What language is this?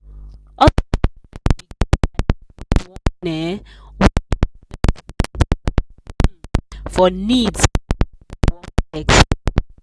Nigerian Pidgin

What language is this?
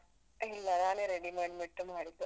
Kannada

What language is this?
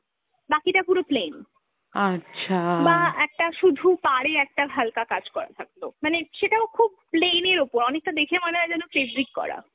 Bangla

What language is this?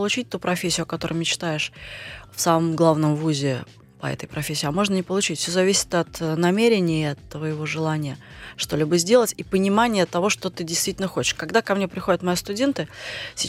Russian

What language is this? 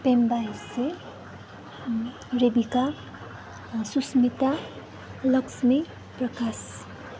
Nepali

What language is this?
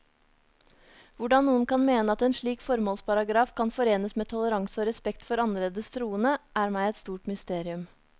Norwegian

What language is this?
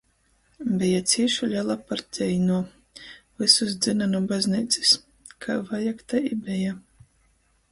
Latgalian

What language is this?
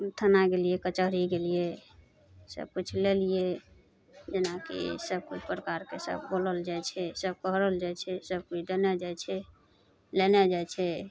Maithili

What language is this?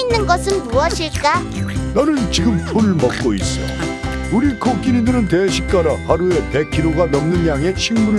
Korean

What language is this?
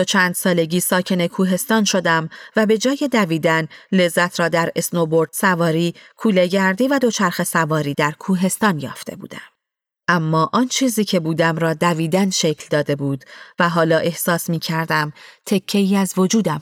Persian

